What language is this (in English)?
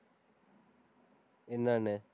Tamil